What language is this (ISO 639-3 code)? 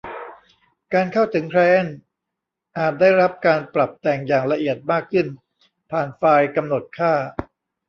tha